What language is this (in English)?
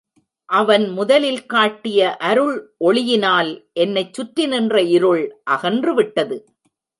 Tamil